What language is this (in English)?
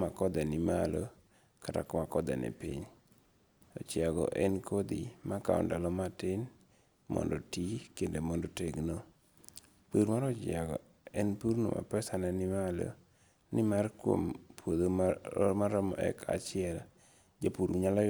Luo (Kenya and Tanzania)